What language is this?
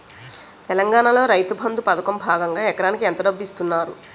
Telugu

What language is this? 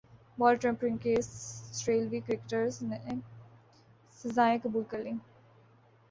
Urdu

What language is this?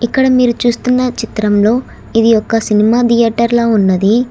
Telugu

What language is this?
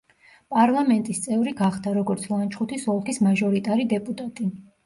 Georgian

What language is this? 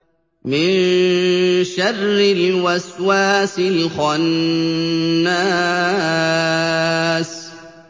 Arabic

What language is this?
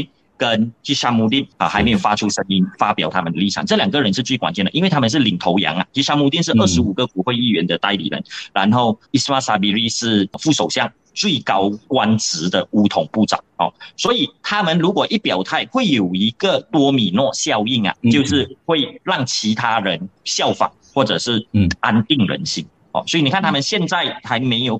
Chinese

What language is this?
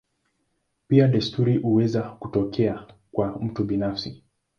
Swahili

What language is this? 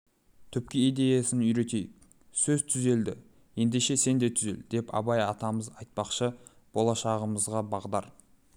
Kazakh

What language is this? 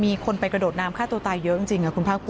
Thai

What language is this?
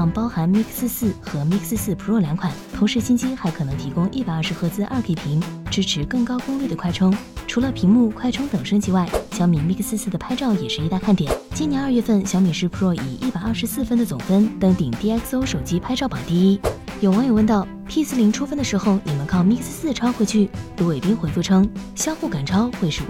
Chinese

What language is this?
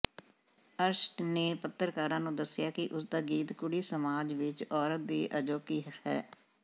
Punjabi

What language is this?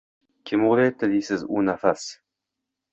Uzbek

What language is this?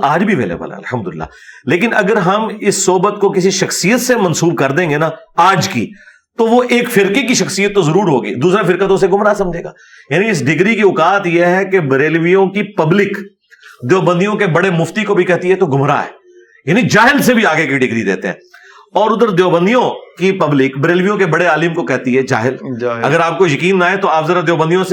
Urdu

